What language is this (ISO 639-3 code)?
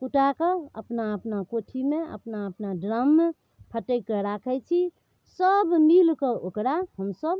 mai